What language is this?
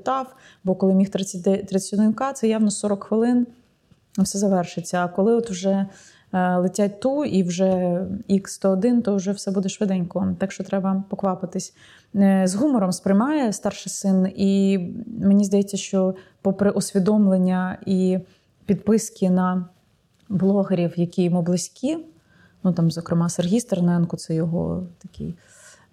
Ukrainian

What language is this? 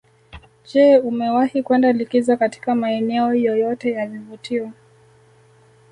Swahili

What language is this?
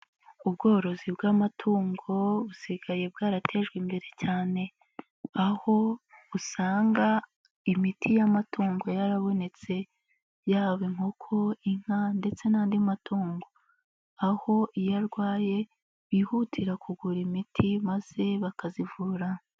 Kinyarwanda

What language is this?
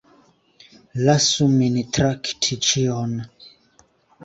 Esperanto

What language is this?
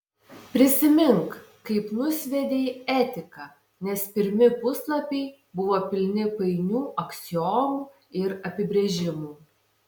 Lithuanian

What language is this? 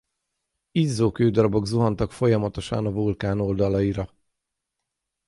Hungarian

